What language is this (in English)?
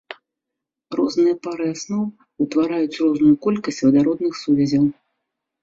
Belarusian